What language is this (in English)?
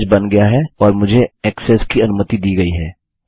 Hindi